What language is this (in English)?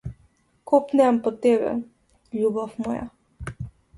Macedonian